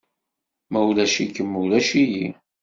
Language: Kabyle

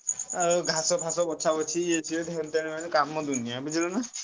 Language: Odia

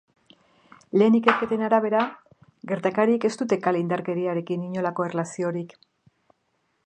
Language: Basque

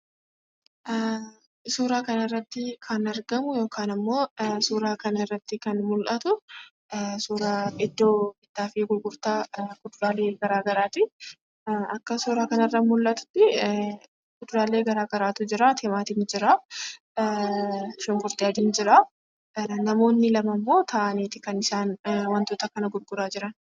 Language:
Oromo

